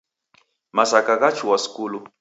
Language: Taita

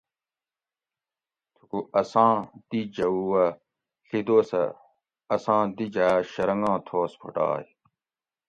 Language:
Gawri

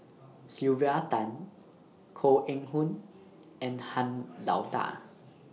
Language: English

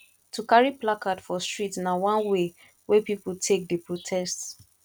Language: Nigerian Pidgin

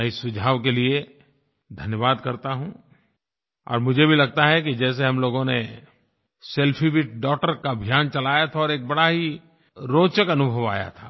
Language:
Hindi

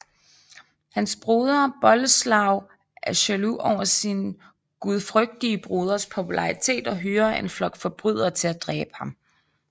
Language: Danish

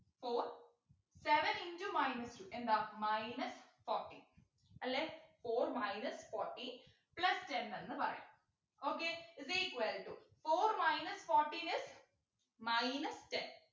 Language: Malayalam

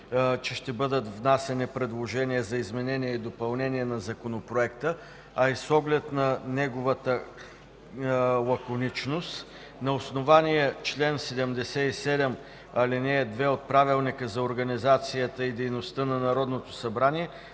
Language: Bulgarian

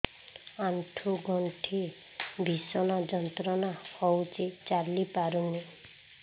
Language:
Odia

